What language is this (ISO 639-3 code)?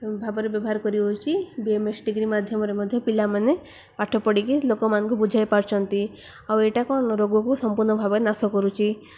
ori